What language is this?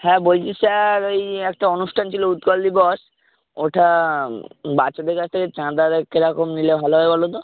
Bangla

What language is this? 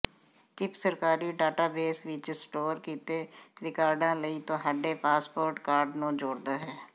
Punjabi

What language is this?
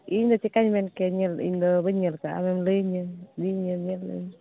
Santali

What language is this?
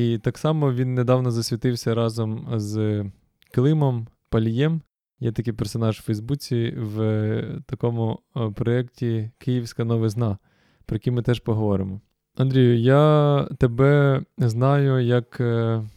Ukrainian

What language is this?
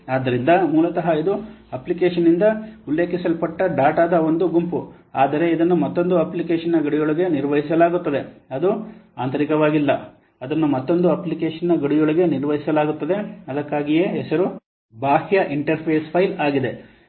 Kannada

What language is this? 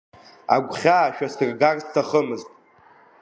Abkhazian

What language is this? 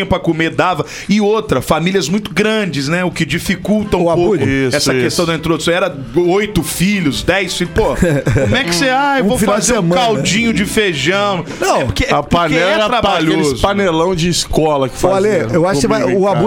Portuguese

